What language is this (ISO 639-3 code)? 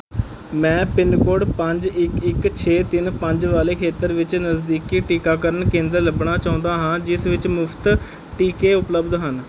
pan